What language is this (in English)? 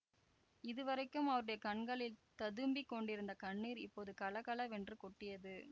Tamil